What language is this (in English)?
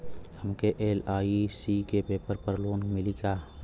Bhojpuri